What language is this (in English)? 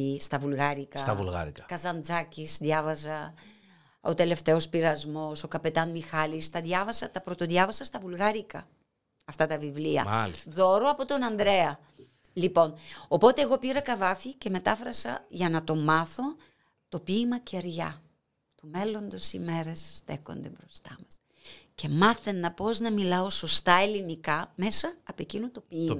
Greek